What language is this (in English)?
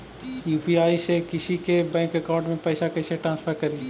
Magahi